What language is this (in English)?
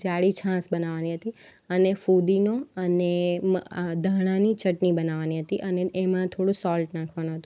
Gujarati